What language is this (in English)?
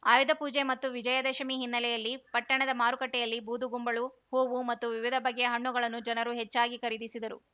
Kannada